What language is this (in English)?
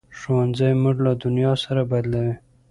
Pashto